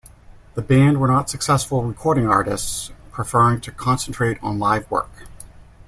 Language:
English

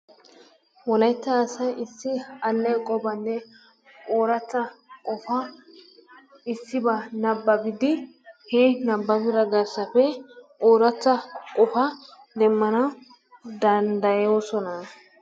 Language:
Wolaytta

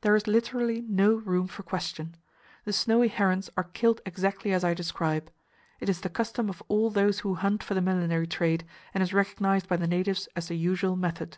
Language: English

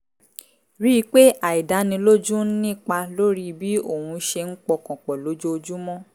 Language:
Yoruba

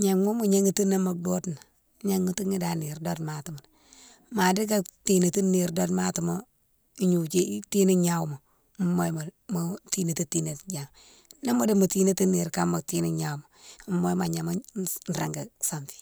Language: Mansoanka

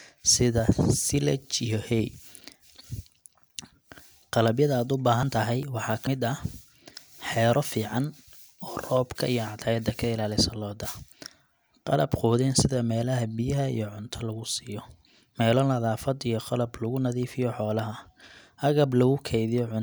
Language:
Somali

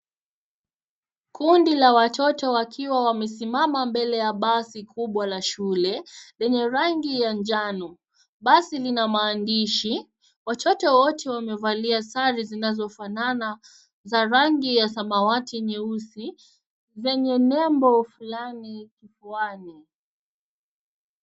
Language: Swahili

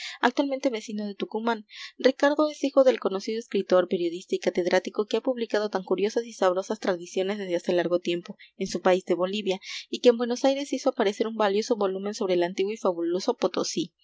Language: Spanish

